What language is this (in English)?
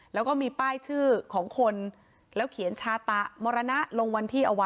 Thai